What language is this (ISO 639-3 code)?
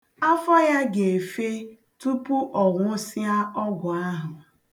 ibo